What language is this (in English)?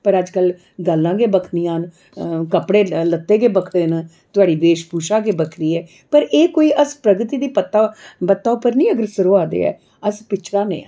Dogri